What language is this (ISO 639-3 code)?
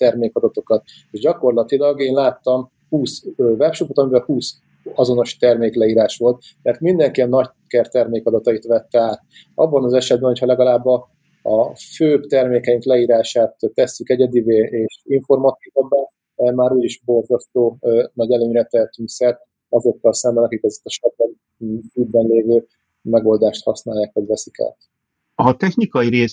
hun